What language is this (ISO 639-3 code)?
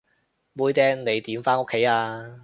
yue